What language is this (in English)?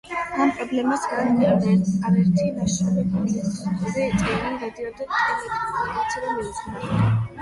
Georgian